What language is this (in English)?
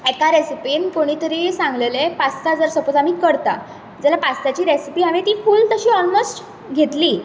Konkani